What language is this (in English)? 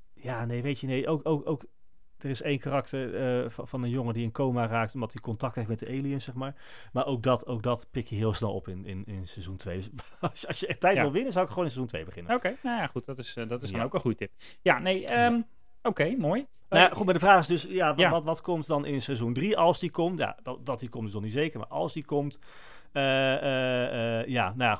Dutch